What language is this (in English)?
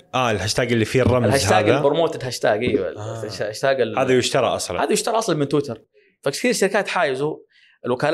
Arabic